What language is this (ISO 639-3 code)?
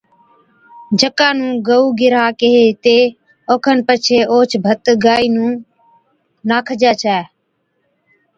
odk